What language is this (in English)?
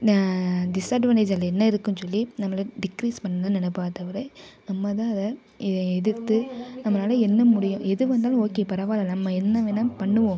Tamil